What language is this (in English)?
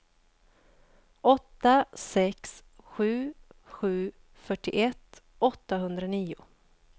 Swedish